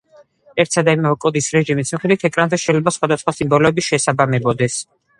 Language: Georgian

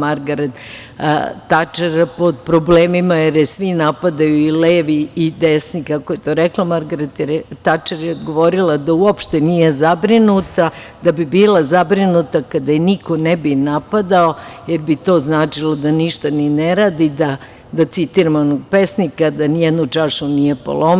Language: Serbian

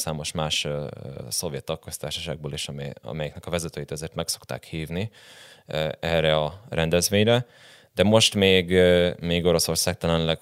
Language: Hungarian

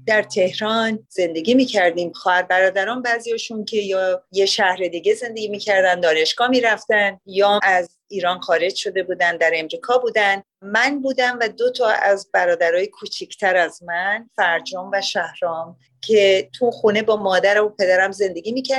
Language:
Persian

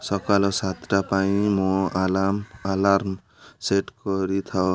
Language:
Odia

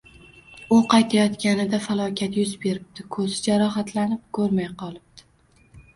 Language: Uzbek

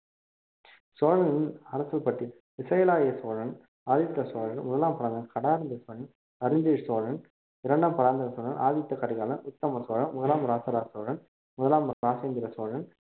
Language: Tamil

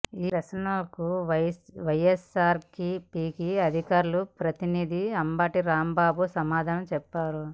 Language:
Telugu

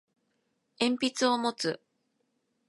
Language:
Japanese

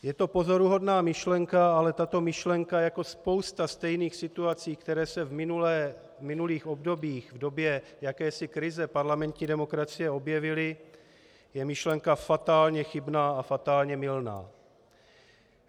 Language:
Czech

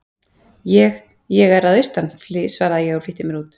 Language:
Icelandic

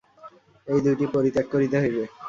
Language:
Bangla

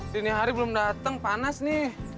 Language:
Indonesian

